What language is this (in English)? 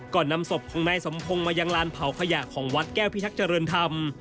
Thai